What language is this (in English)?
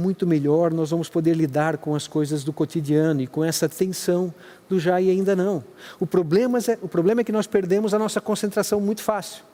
Portuguese